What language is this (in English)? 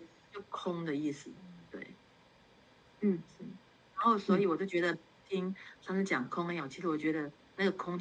Chinese